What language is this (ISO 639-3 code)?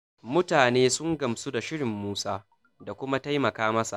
hau